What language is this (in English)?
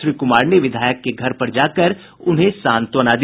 Hindi